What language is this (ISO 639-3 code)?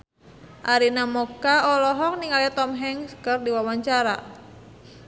sun